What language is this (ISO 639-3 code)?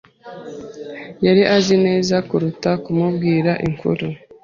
kin